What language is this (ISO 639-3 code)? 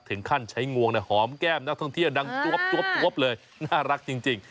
tha